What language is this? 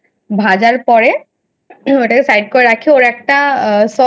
Bangla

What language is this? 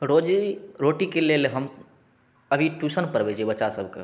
Maithili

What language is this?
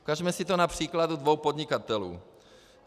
Czech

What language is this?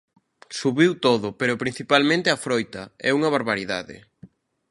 Galician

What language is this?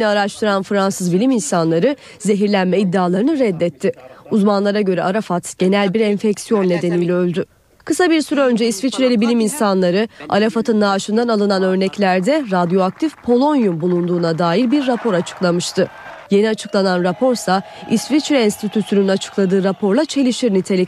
Turkish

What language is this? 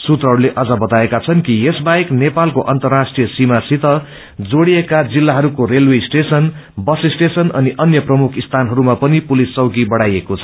Nepali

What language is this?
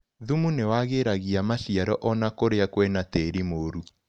Kikuyu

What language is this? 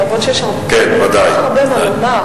Hebrew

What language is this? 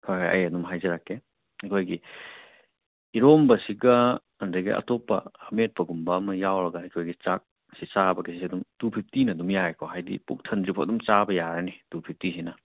Manipuri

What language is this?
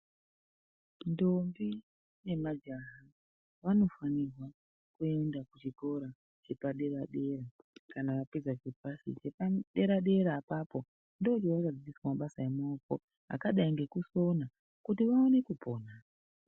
Ndau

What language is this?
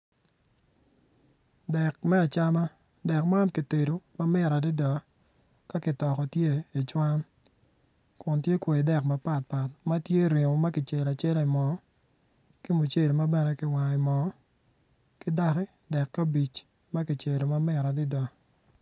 Acoli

